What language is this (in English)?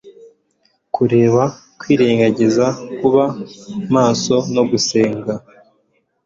Kinyarwanda